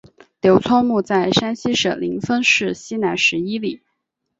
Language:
Chinese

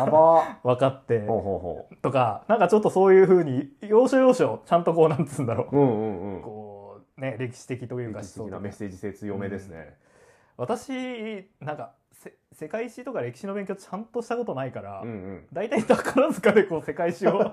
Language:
Japanese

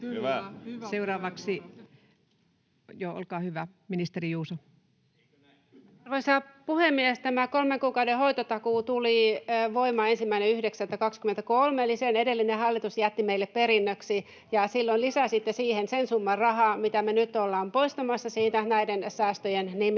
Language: Finnish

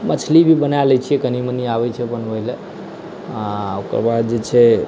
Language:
Maithili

